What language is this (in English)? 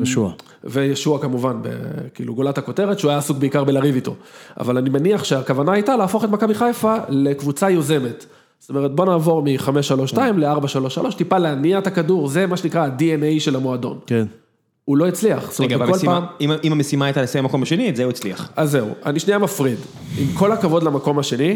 Hebrew